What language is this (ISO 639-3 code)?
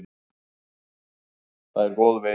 isl